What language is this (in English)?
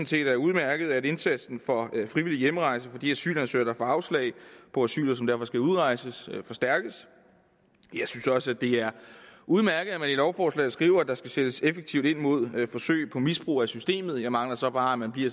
Danish